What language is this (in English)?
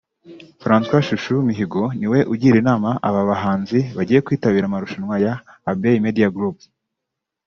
Kinyarwanda